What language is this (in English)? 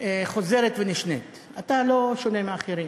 Hebrew